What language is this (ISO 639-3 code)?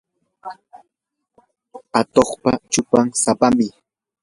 qur